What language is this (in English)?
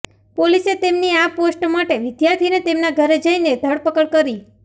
Gujarati